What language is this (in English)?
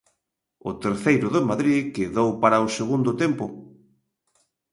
Galician